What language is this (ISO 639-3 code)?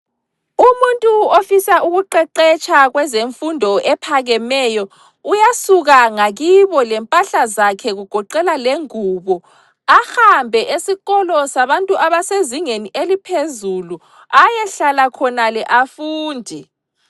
nde